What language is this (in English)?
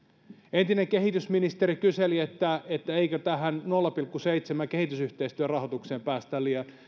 Finnish